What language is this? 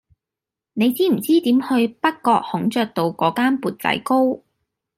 Cantonese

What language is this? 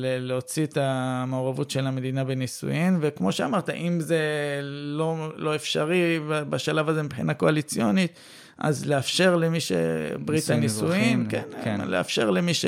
Hebrew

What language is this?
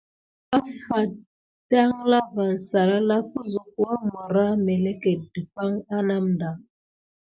Gidar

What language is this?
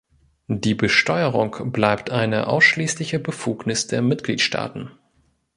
German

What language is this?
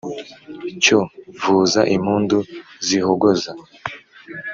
Kinyarwanda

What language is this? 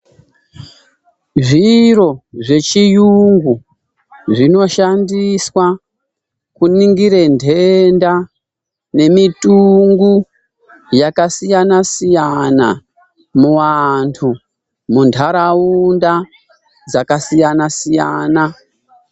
Ndau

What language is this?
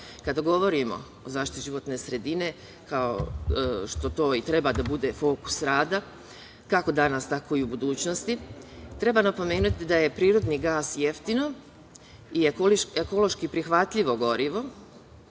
Serbian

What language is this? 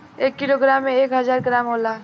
Bhojpuri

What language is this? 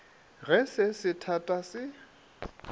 Northern Sotho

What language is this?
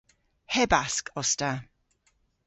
Cornish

